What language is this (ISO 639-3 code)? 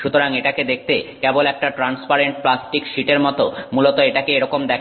ben